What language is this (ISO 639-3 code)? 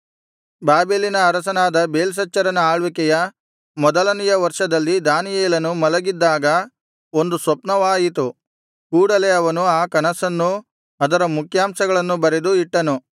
kan